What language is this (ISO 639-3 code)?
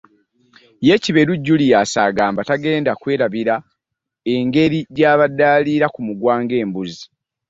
lug